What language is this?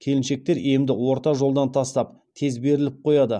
Kazakh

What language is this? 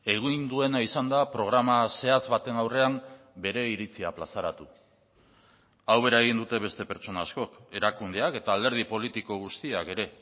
Basque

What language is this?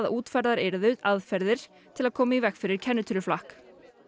Icelandic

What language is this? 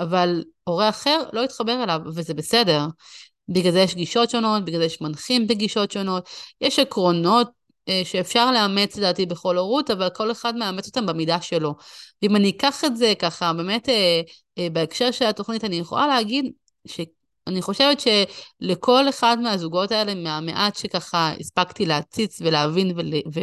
Hebrew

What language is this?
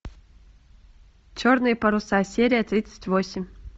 Russian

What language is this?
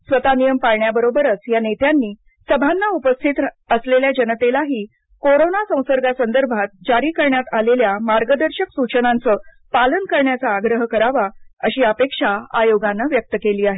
Marathi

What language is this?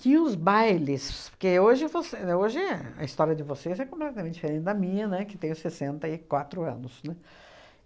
Portuguese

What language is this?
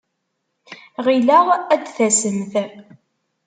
Kabyle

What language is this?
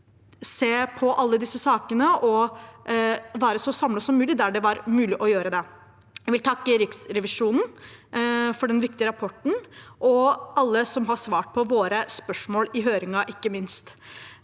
Norwegian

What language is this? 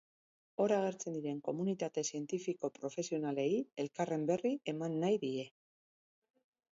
Basque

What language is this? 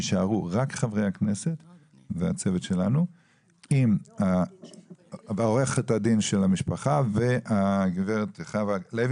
Hebrew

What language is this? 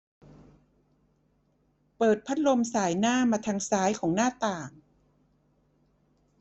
Thai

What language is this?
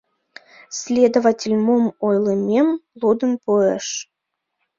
Mari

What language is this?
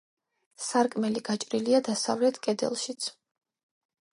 Georgian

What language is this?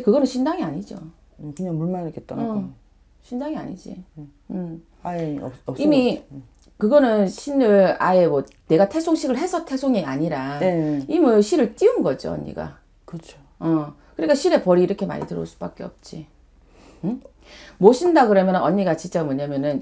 Korean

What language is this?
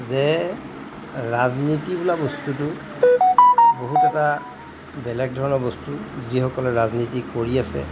Assamese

